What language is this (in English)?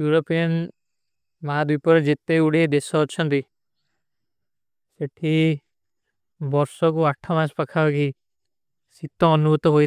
Kui (India)